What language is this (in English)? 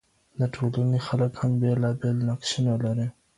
Pashto